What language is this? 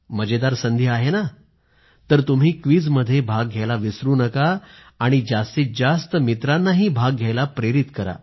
Marathi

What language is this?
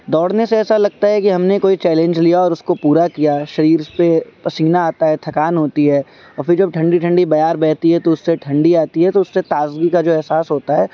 Urdu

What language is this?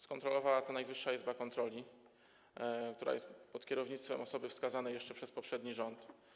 Polish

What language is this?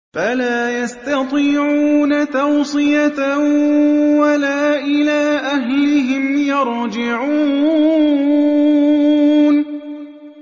Arabic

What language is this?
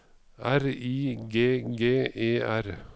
Norwegian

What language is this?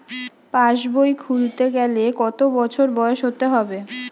Bangla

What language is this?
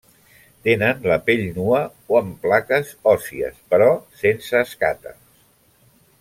Catalan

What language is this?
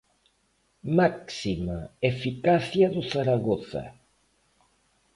Galician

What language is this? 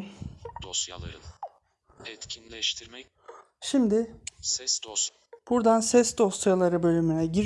Turkish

